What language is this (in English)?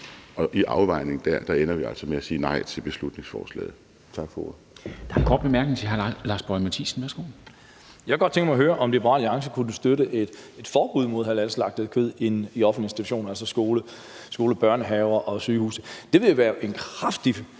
Danish